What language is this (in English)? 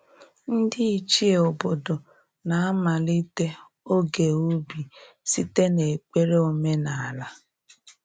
Igbo